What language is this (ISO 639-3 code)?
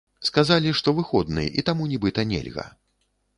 bel